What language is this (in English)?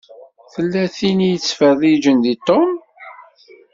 Kabyle